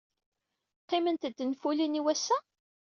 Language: Kabyle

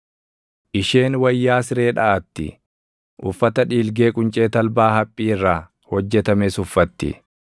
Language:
Oromo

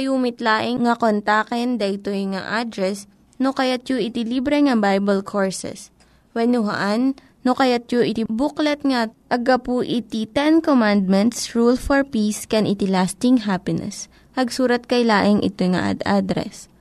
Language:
Filipino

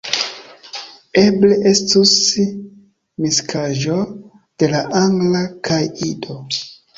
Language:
Esperanto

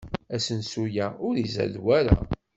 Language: Kabyle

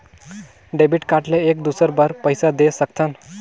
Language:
Chhattisgarhi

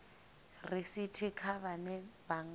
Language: Venda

